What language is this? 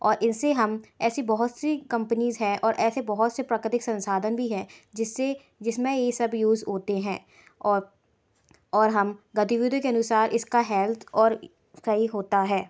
Hindi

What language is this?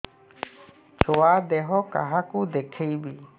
Odia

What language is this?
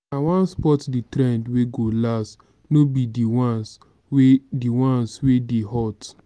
Nigerian Pidgin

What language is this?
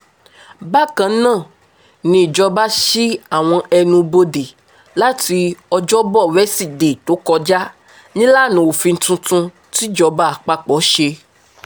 Yoruba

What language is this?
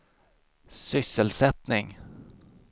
Swedish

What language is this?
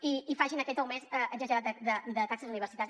Catalan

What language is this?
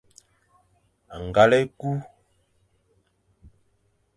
Fang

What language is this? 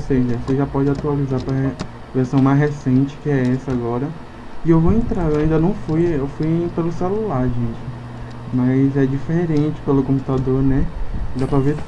Portuguese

